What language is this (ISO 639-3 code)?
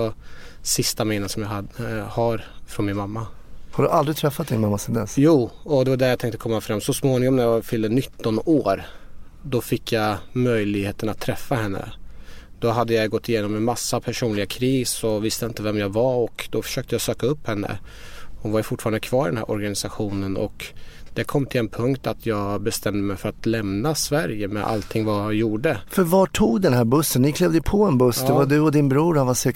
swe